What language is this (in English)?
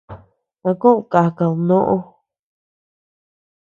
Tepeuxila Cuicatec